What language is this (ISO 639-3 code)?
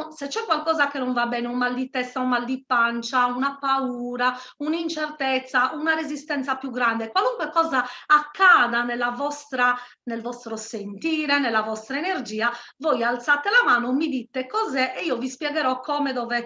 ita